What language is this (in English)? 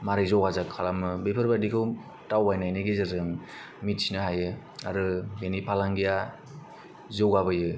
Bodo